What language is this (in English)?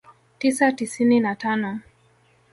Swahili